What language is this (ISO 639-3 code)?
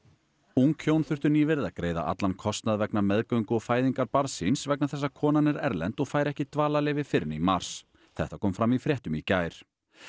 isl